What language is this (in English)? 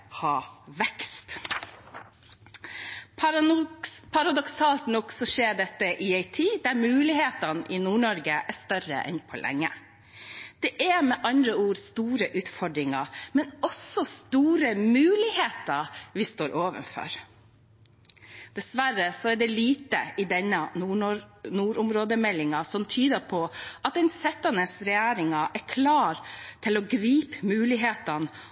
Norwegian Bokmål